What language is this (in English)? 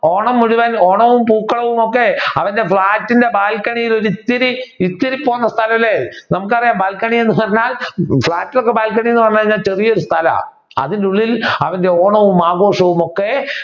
Malayalam